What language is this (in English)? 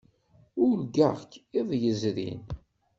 Kabyle